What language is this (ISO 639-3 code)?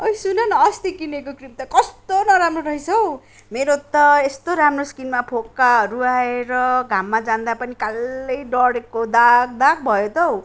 nep